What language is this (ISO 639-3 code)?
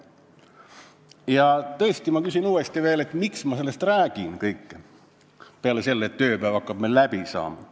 est